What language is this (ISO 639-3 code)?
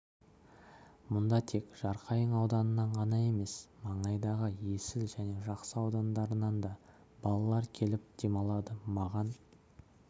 kaz